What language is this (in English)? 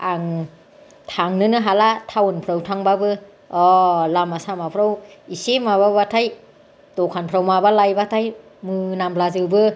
Bodo